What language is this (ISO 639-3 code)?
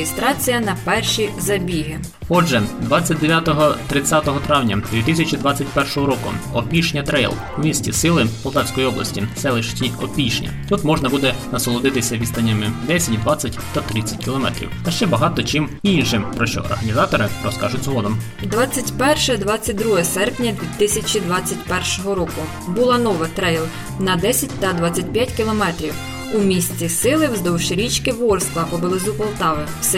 ukr